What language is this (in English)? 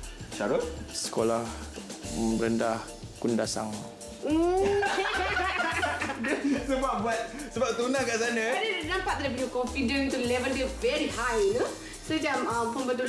Malay